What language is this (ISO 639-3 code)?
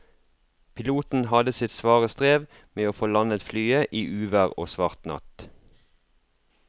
nor